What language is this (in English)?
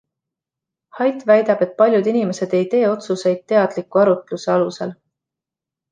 Estonian